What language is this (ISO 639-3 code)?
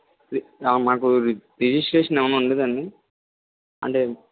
tel